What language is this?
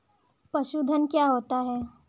Hindi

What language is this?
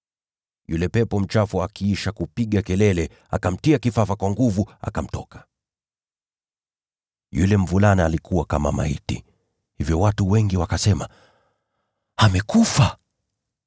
Swahili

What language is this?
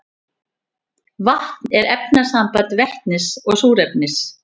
Icelandic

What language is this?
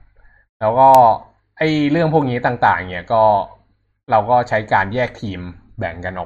Thai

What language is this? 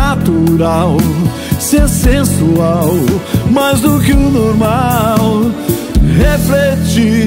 Portuguese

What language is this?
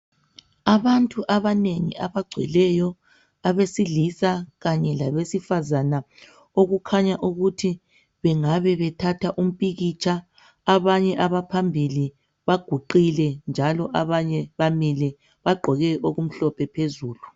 North Ndebele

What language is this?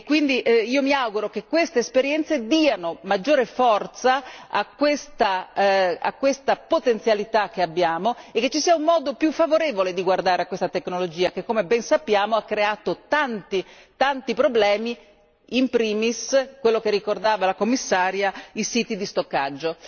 Italian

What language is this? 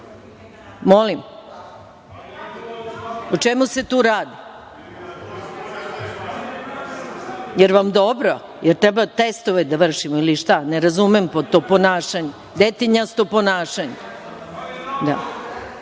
Serbian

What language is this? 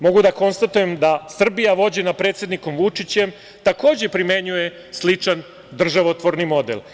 Serbian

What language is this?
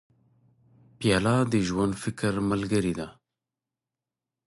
Pashto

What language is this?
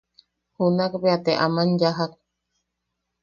Yaqui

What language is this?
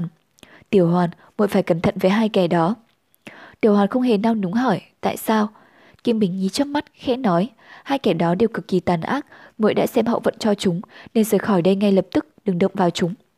Vietnamese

